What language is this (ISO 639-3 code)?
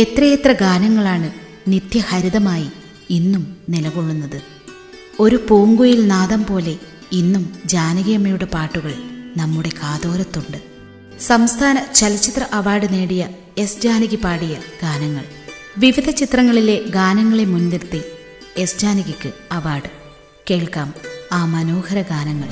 mal